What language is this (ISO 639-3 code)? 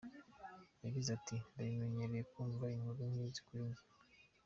kin